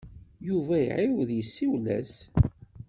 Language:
Kabyle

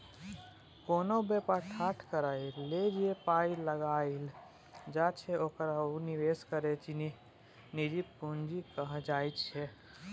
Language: Maithili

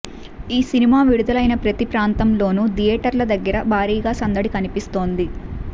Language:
Telugu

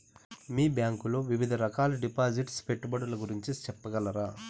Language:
Telugu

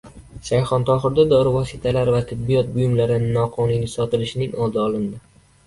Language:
Uzbek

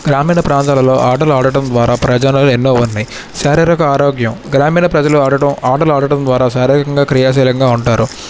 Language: Telugu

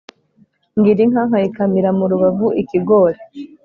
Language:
Kinyarwanda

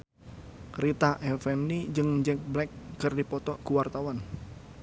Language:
Sundanese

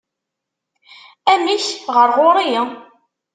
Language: Kabyle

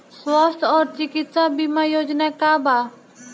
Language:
Bhojpuri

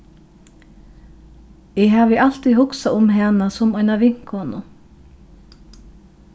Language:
Faroese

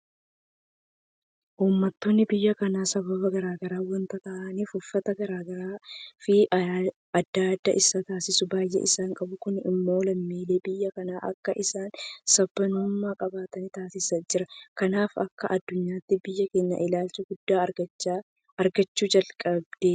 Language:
Oromo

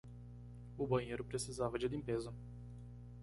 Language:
Portuguese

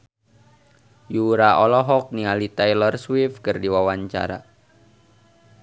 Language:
Sundanese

